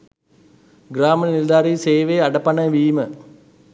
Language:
Sinhala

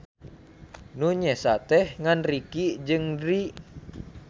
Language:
Sundanese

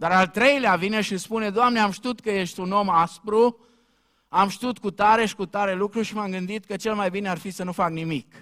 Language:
Romanian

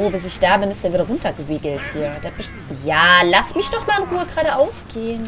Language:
German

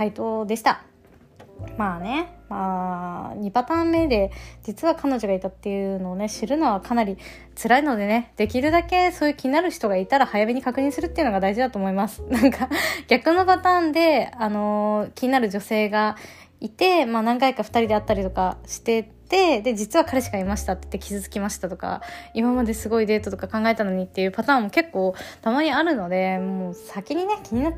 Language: Japanese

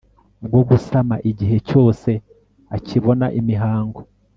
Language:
Kinyarwanda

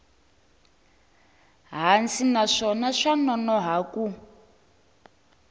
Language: Tsonga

